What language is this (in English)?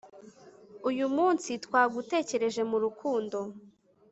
Kinyarwanda